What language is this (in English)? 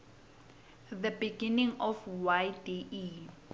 Swati